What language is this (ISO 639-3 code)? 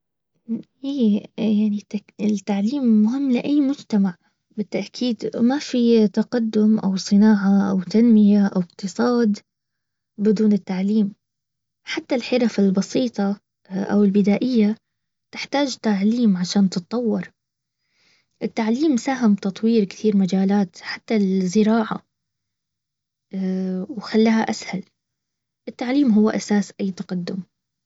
abv